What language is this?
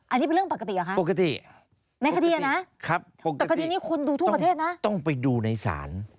Thai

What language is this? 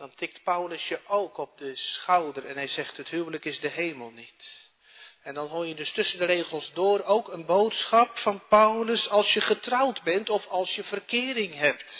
Dutch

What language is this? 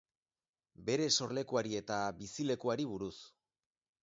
Basque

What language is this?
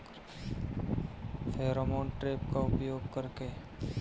Bhojpuri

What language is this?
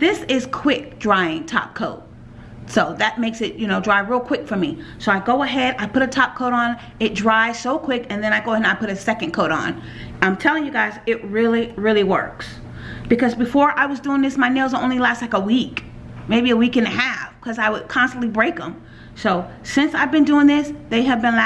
English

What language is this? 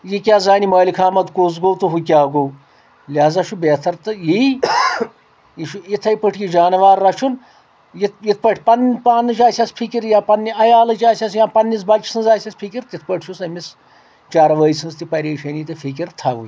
Kashmiri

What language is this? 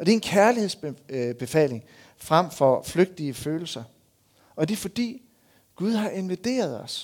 Danish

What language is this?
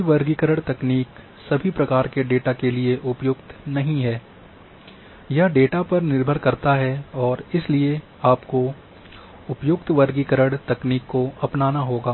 Hindi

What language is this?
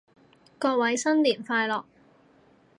Cantonese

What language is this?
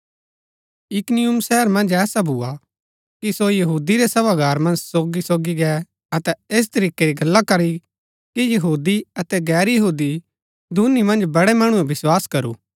Gaddi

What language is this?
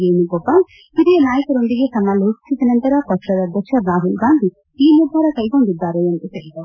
Kannada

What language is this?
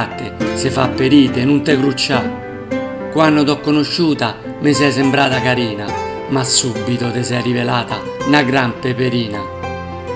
Italian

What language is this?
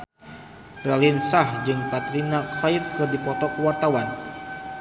Sundanese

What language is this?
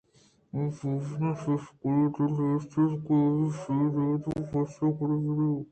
Eastern Balochi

